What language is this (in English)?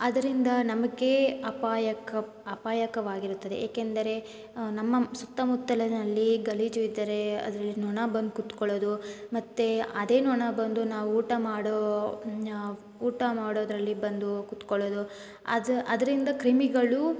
Kannada